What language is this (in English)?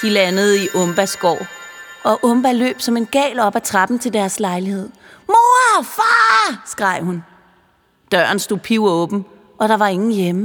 Danish